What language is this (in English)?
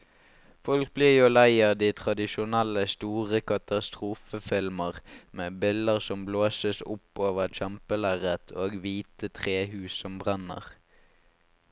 Norwegian